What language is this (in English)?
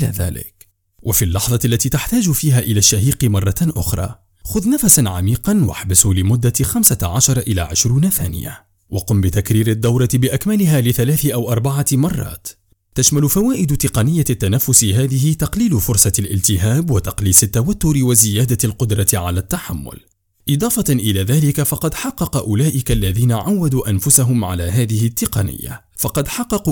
Arabic